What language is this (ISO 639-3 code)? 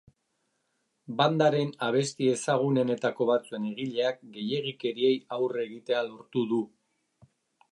eus